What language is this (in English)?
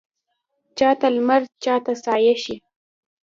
Pashto